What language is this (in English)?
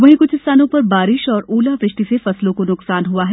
Hindi